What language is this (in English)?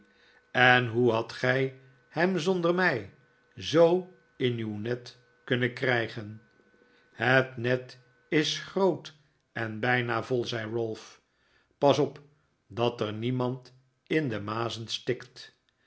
Dutch